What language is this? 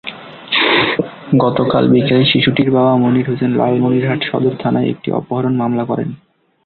Bangla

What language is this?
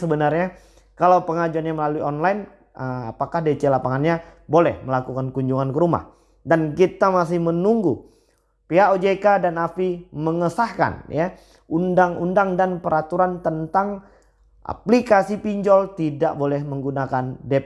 Indonesian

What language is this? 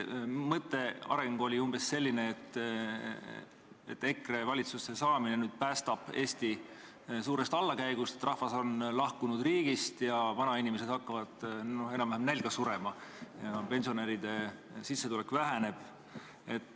Estonian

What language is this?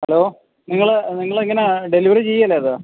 Malayalam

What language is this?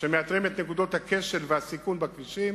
Hebrew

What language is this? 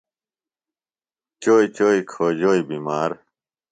Phalura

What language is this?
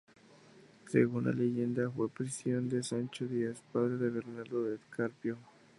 Spanish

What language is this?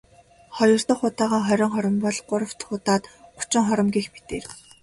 Mongolian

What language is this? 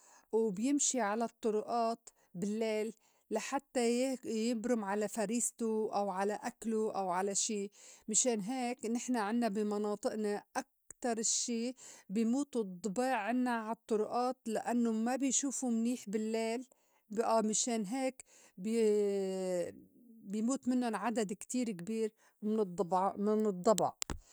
North Levantine Arabic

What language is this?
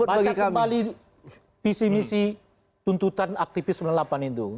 Indonesian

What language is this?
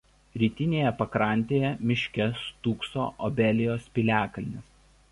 Lithuanian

